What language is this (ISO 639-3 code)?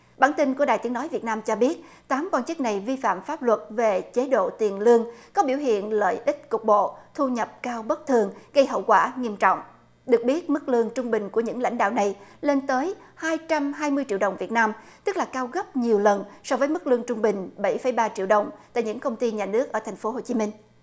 vie